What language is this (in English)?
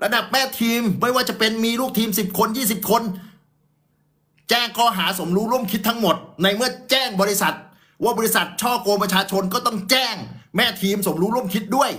Thai